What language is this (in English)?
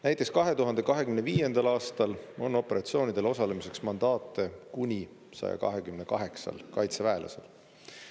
Estonian